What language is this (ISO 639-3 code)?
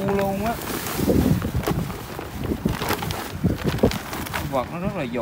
vie